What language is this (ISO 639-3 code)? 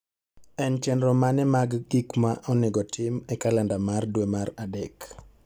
luo